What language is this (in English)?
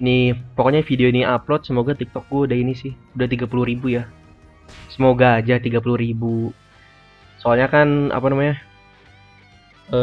Indonesian